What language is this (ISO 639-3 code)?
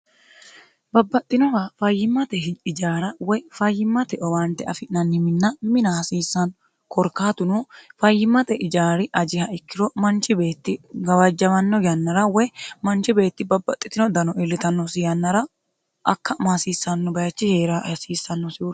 sid